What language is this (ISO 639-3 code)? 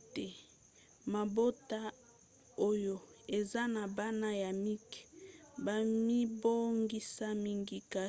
lin